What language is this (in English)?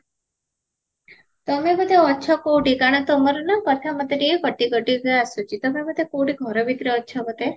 Odia